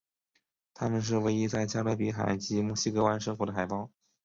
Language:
Chinese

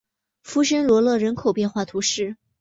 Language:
Chinese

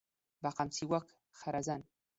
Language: Central Kurdish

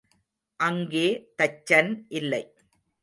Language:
Tamil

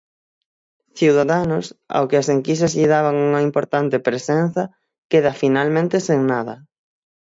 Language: Galician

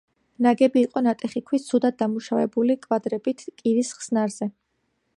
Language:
Georgian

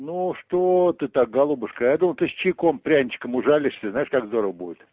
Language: Russian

